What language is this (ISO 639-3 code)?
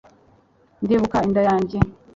kin